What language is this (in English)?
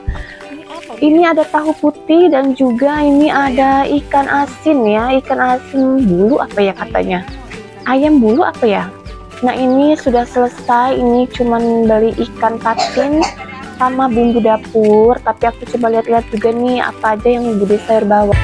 Indonesian